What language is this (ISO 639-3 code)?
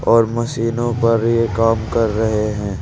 hin